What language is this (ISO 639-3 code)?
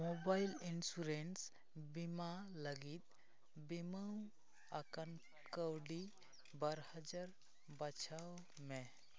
sat